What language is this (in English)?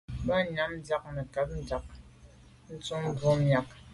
Medumba